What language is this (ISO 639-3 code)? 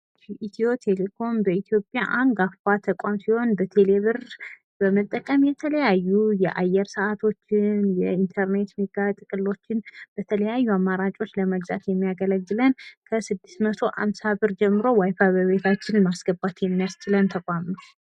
amh